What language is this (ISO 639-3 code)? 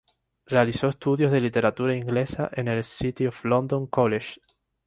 spa